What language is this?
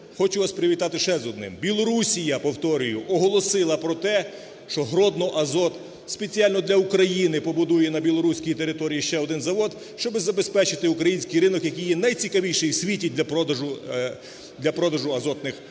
Ukrainian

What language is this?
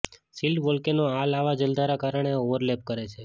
Gujarati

